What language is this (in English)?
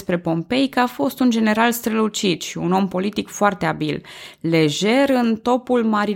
Romanian